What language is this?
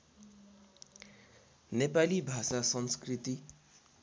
Nepali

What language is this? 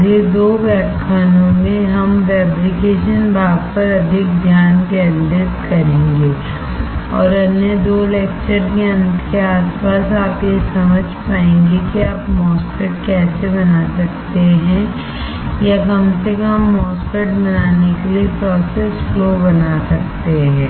Hindi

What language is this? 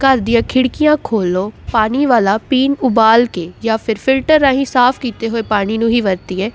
Punjabi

